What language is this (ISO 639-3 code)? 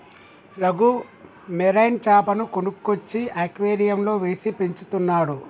tel